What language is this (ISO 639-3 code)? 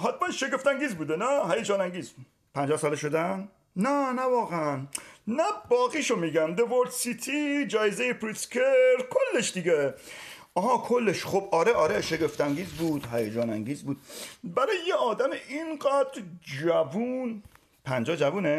fas